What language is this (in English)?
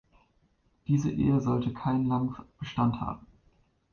German